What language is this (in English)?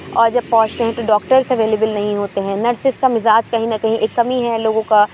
Urdu